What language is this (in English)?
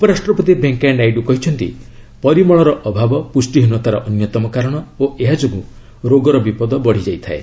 Odia